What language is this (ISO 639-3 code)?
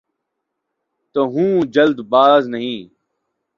urd